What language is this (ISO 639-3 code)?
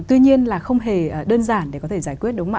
vie